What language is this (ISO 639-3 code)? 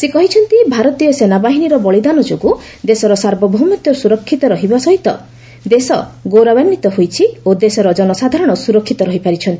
ori